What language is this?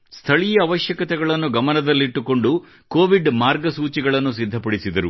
Kannada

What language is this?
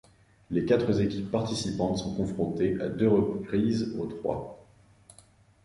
French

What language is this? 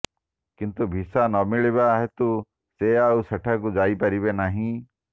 Odia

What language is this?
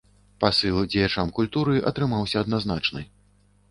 Belarusian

